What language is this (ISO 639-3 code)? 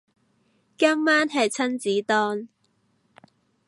yue